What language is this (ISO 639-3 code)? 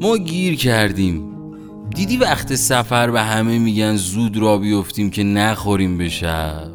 fas